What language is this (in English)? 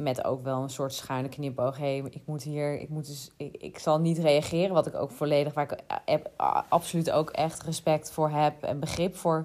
Dutch